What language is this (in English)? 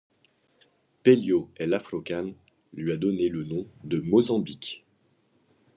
French